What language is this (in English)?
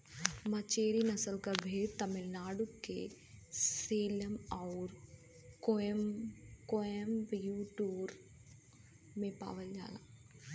Bhojpuri